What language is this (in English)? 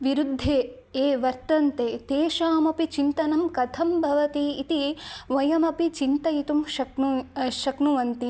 Sanskrit